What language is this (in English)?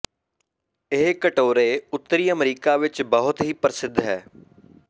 Punjabi